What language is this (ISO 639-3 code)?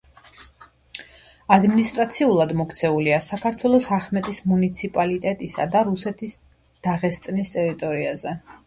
kat